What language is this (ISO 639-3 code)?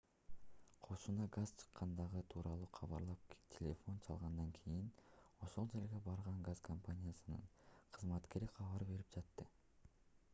kir